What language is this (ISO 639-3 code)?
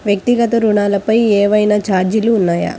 tel